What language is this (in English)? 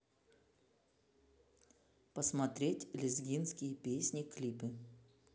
Russian